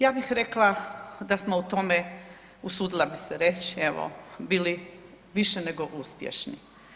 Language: Croatian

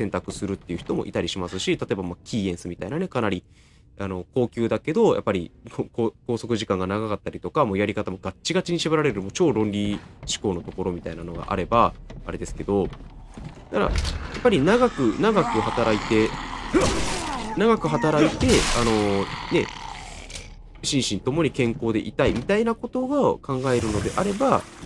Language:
Japanese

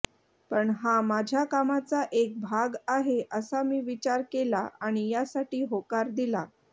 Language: Marathi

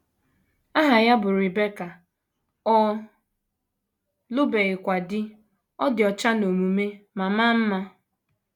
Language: Igbo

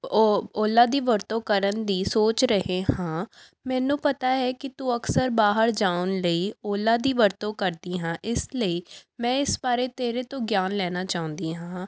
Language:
Punjabi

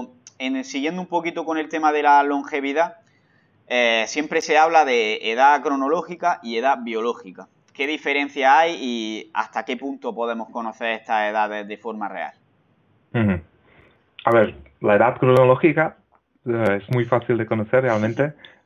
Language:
Spanish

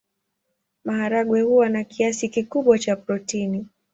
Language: Swahili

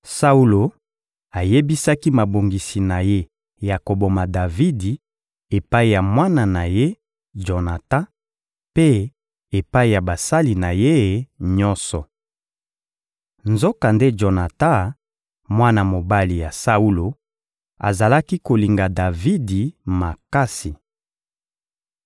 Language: Lingala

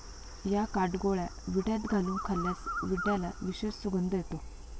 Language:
Marathi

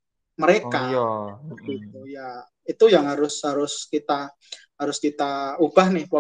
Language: Indonesian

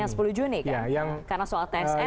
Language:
Indonesian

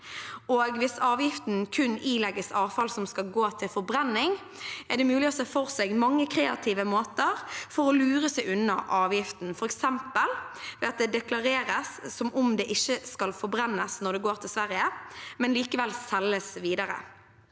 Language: Norwegian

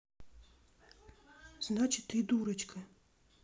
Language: Russian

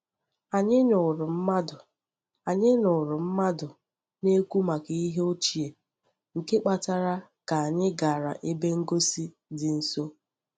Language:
Igbo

